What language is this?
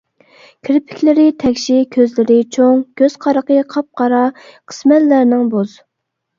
Uyghur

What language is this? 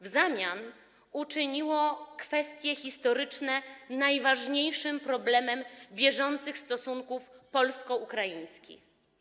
Polish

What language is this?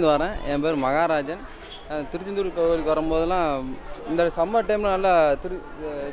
Tamil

